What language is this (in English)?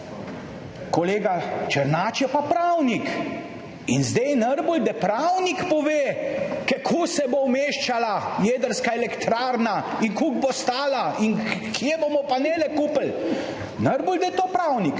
Slovenian